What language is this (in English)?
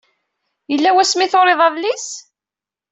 Kabyle